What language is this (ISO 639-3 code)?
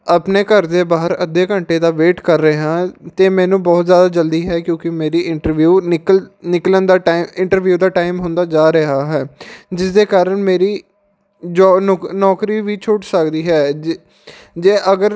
pan